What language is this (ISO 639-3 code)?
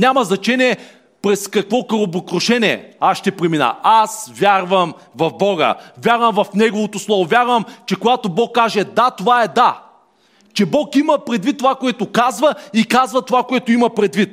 bul